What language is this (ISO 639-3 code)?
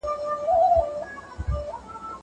pus